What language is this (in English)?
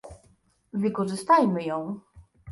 Polish